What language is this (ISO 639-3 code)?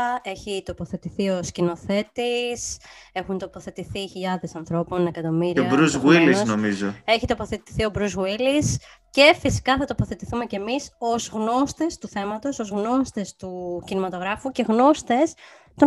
ell